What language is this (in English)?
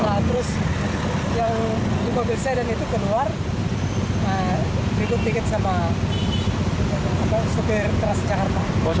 Indonesian